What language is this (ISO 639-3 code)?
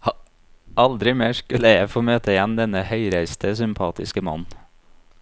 nor